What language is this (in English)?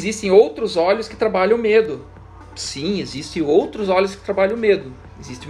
Portuguese